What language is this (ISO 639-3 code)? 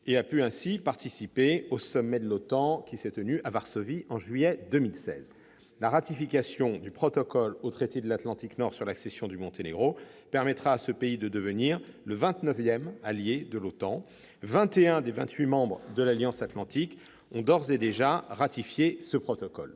fra